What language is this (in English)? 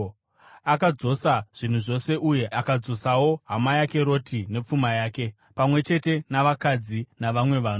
Shona